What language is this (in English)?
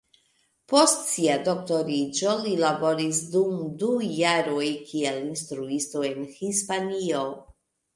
Esperanto